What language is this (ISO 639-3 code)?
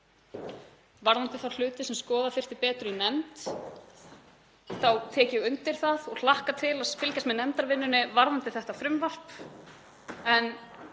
isl